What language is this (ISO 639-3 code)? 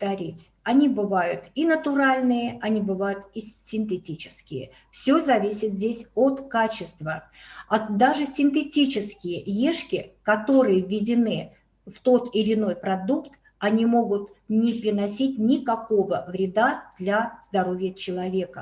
rus